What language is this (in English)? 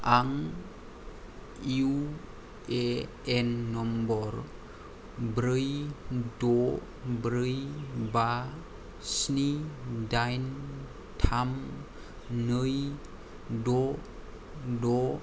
Bodo